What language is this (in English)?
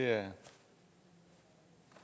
Danish